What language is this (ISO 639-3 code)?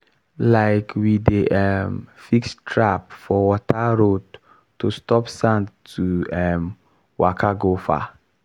pcm